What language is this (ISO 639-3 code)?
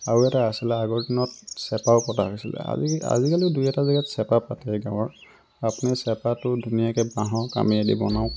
asm